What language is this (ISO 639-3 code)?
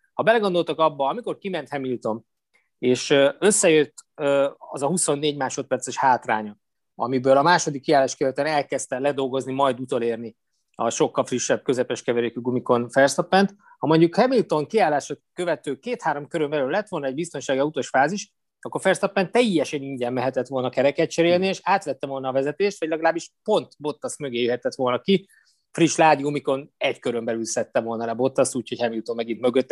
hun